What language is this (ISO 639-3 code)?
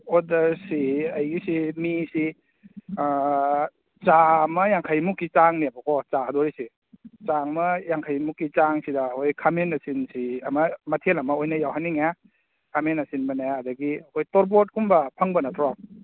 mni